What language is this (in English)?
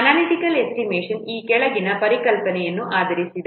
Kannada